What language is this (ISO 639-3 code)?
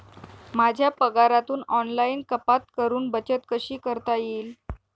mar